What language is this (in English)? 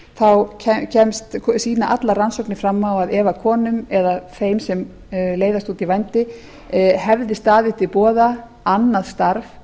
Icelandic